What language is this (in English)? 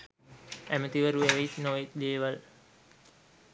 Sinhala